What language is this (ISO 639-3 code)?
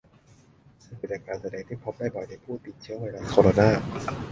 tha